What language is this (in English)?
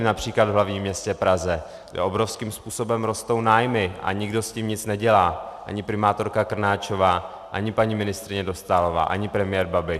Czech